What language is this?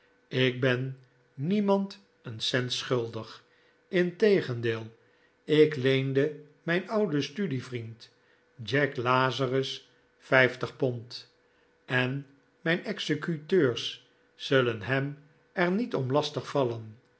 Dutch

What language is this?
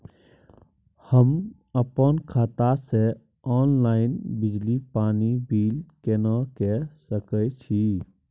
Maithili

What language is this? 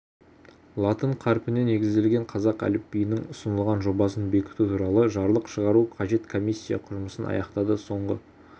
Kazakh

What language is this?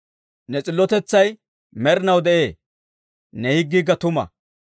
Dawro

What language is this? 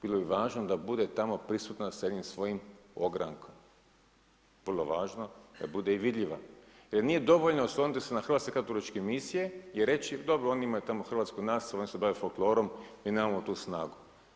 Croatian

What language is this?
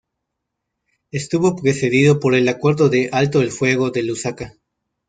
Spanish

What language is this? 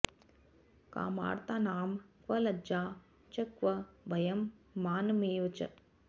Sanskrit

